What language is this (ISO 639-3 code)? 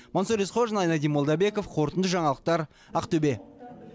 kaz